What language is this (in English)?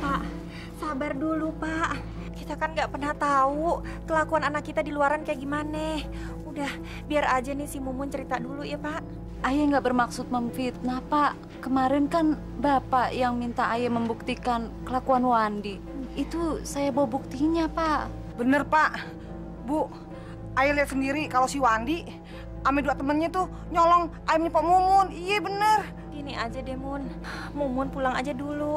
Indonesian